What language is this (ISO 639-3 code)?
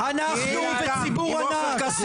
heb